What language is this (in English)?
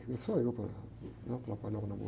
Portuguese